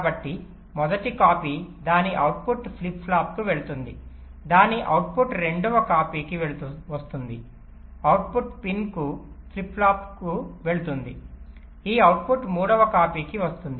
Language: Telugu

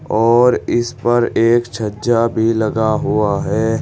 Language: Hindi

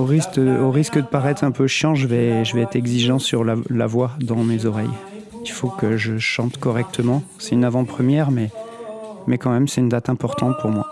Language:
French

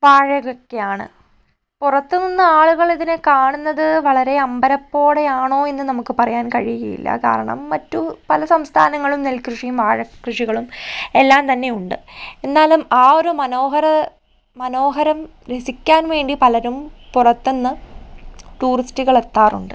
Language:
Malayalam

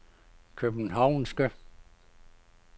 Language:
Danish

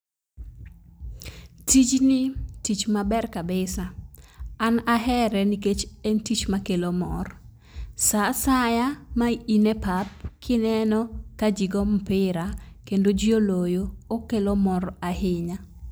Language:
Luo (Kenya and Tanzania)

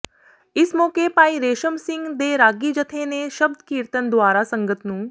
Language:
Punjabi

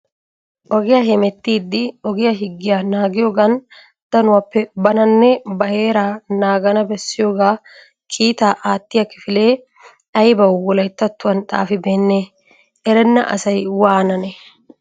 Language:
Wolaytta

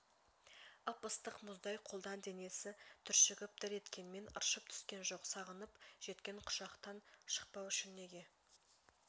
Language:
Kazakh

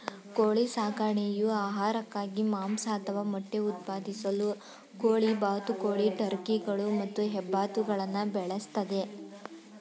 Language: Kannada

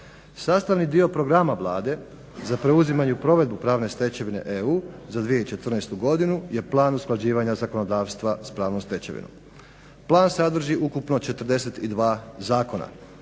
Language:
Croatian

